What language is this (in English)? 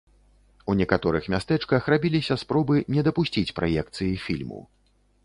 Belarusian